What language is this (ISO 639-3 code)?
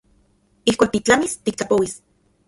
ncx